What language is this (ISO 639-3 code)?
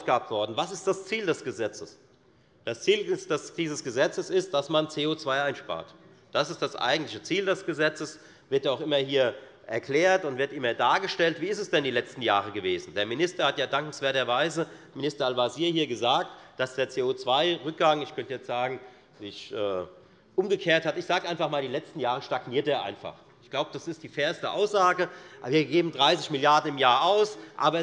deu